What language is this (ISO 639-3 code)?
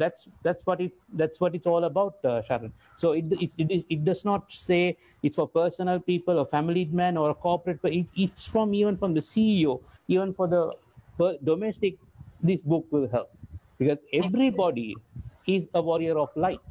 eng